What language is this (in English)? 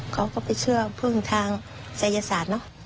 Thai